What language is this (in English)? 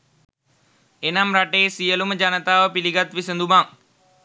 Sinhala